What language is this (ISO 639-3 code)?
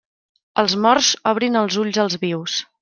cat